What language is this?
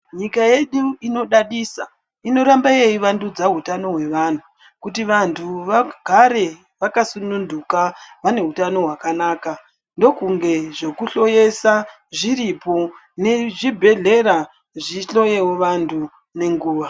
Ndau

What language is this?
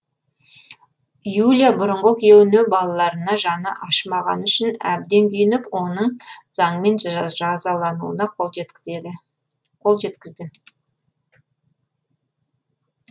Kazakh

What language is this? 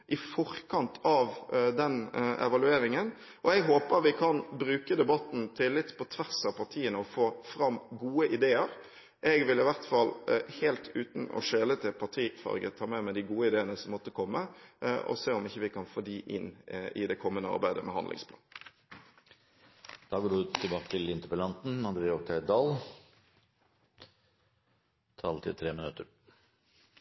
Norwegian Bokmål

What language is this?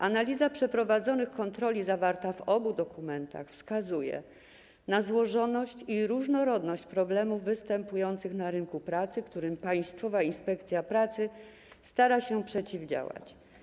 Polish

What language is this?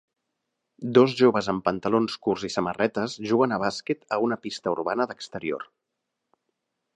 Catalan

